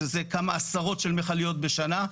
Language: Hebrew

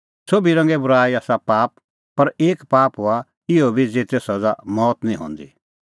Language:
Kullu Pahari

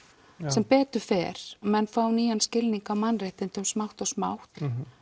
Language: Icelandic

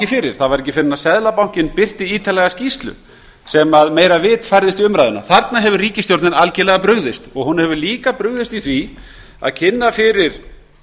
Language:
Icelandic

